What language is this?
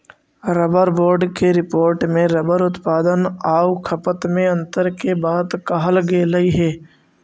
Magahi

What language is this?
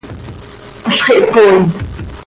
Seri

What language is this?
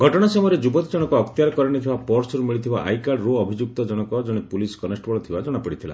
Odia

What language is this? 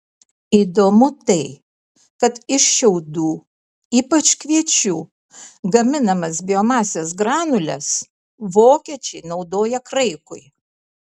Lithuanian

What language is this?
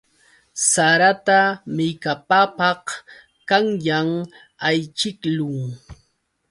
Yauyos Quechua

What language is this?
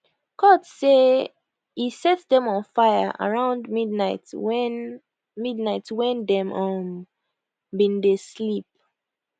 Nigerian Pidgin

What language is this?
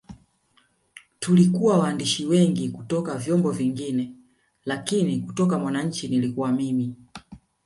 Swahili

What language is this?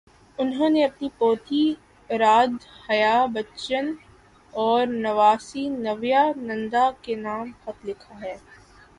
Urdu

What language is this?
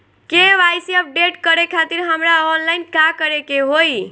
Bhojpuri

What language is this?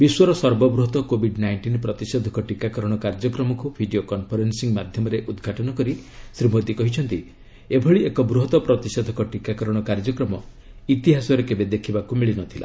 Odia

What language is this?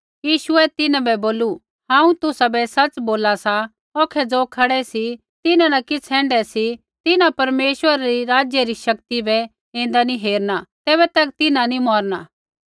Kullu Pahari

